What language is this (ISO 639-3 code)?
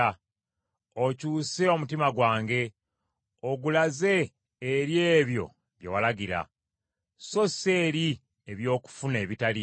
lug